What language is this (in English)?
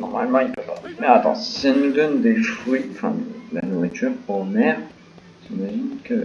French